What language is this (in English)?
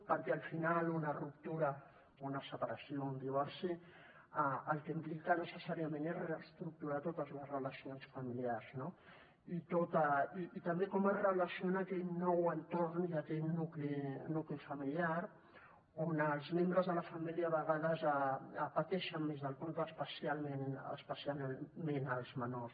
Catalan